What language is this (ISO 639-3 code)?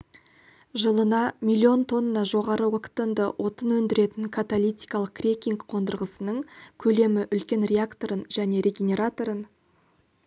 kaz